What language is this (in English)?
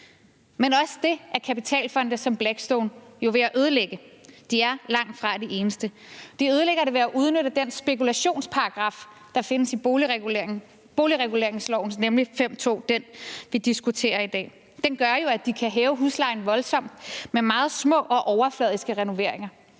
Danish